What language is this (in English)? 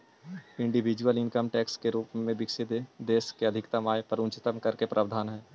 Magahi